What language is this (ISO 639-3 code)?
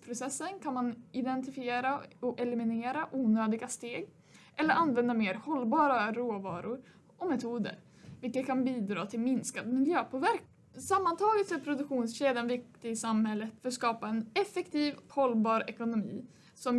swe